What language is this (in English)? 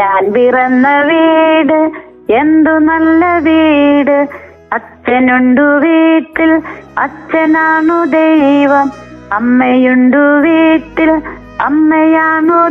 Malayalam